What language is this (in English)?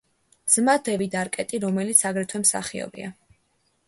Georgian